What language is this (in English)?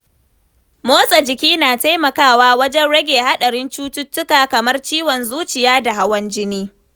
Hausa